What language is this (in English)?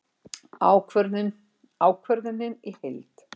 Icelandic